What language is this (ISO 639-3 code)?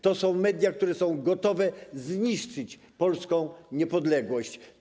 pol